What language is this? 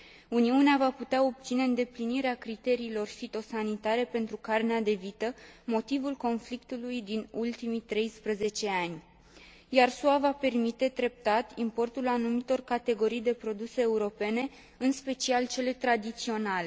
Romanian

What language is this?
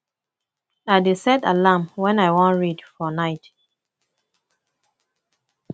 Nigerian Pidgin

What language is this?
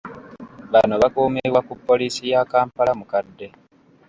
Ganda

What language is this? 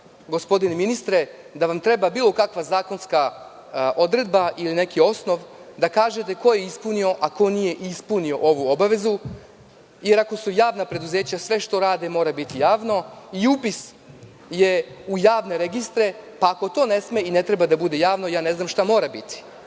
Serbian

